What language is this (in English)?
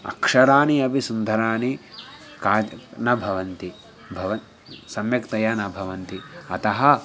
Sanskrit